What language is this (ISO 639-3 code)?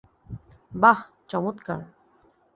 ben